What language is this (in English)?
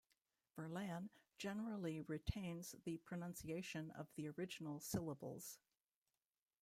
English